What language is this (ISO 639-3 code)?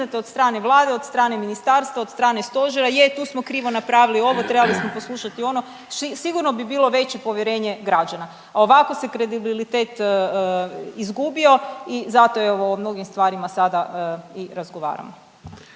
hrv